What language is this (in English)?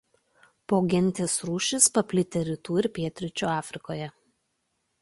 Lithuanian